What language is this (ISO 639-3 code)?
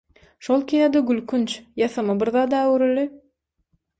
tuk